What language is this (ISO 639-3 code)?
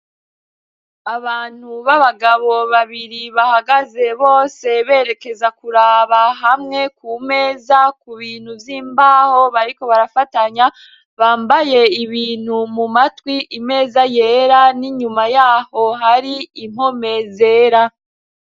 run